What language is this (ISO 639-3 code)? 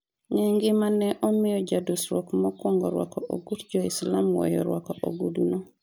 luo